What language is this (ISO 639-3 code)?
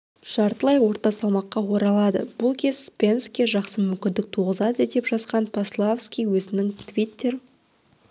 kaz